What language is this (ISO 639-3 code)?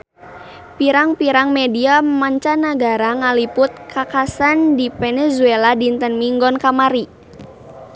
sun